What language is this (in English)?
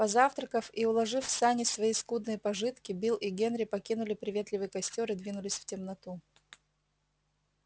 Russian